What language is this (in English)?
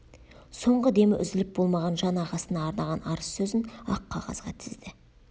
Kazakh